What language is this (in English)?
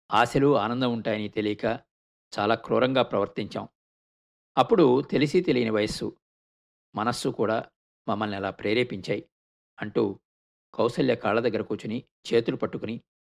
Telugu